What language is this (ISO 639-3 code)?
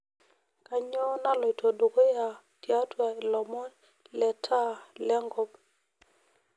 mas